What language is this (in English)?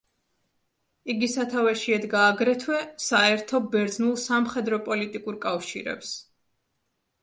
Georgian